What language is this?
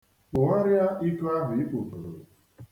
Igbo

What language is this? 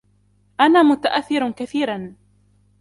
Arabic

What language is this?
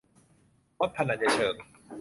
Thai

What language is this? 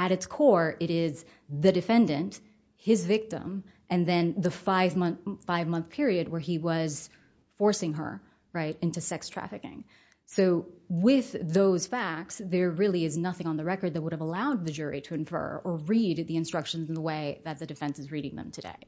English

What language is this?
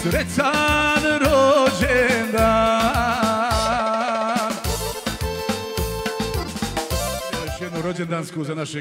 Romanian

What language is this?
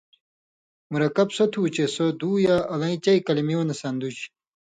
Indus Kohistani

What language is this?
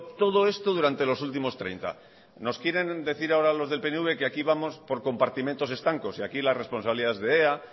Spanish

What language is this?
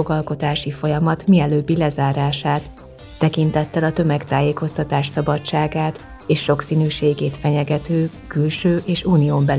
Hungarian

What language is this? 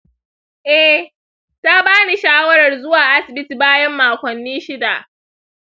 Hausa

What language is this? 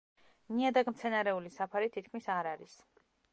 Georgian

